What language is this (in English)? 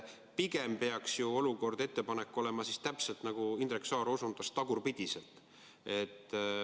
Estonian